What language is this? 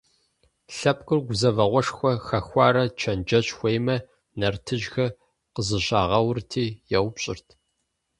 Kabardian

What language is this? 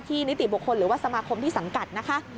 Thai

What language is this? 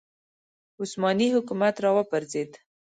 Pashto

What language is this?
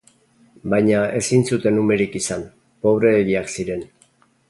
Basque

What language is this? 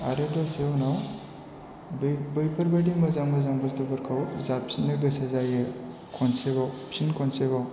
Bodo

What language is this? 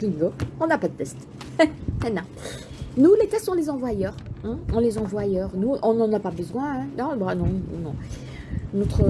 French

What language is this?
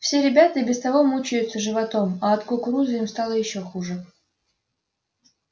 Russian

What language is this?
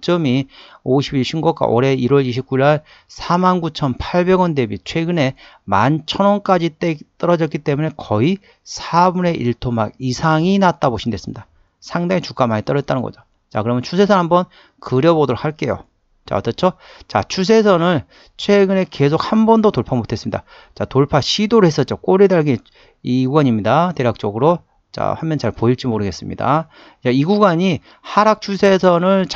Korean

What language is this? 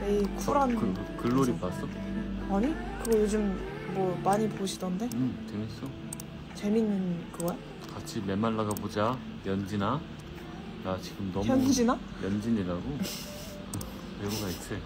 Korean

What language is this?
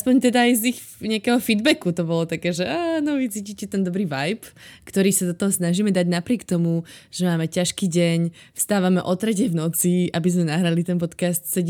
Slovak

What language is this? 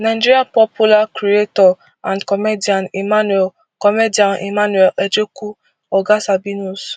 Nigerian Pidgin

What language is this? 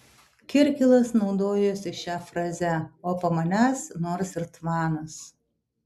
Lithuanian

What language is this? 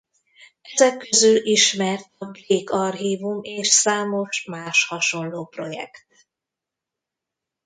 Hungarian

